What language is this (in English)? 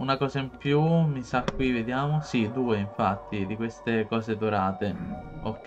Italian